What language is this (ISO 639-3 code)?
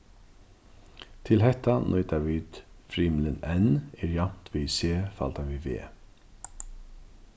fao